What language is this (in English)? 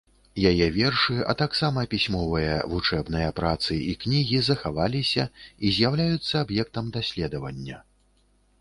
Belarusian